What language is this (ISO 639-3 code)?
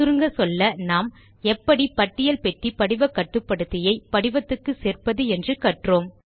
tam